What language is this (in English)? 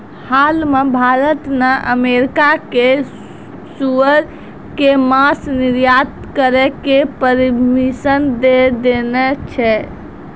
Maithili